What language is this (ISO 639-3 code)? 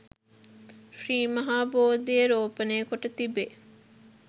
sin